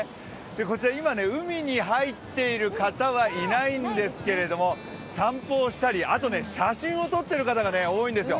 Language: Japanese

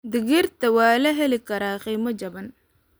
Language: Somali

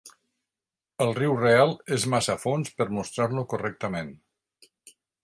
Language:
Catalan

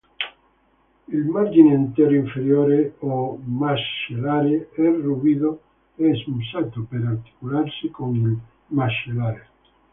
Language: Italian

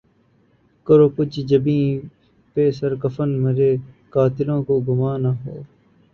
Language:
Urdu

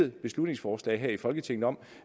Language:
Danish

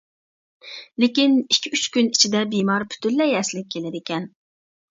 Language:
Uyghur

